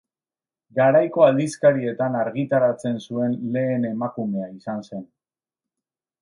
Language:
Basque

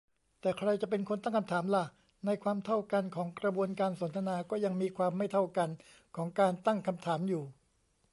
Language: Thai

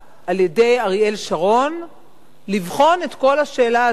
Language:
Hebrew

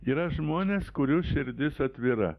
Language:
Lithuanian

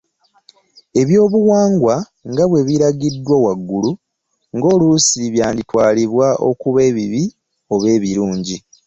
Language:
Ganda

